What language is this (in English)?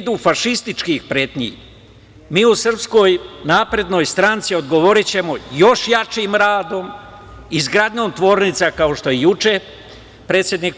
Serbian